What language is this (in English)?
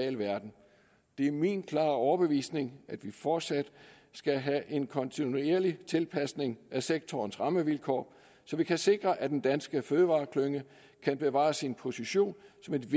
Danish